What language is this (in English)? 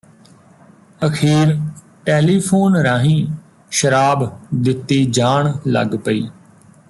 Punjabi